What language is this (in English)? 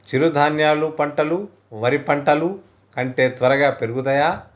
Telugu